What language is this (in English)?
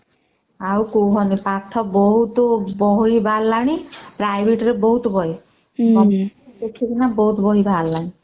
Odia